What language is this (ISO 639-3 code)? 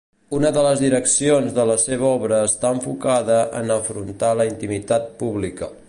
cat